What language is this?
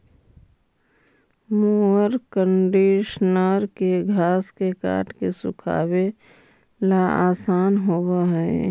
Magahi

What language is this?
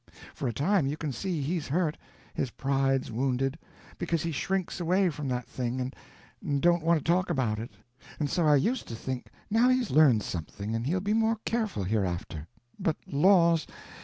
English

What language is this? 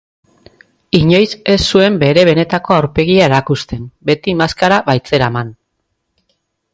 Basque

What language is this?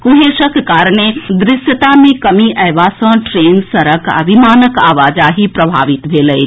Maithili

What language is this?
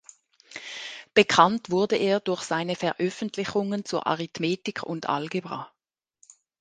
German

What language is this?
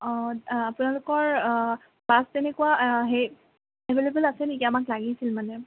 Assamese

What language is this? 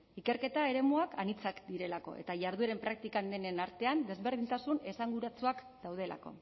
Basque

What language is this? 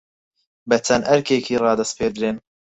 Central Kurdish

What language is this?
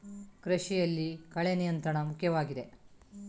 Kannada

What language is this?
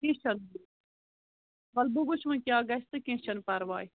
Kashmiri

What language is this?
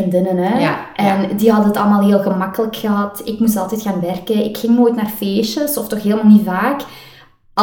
Dutch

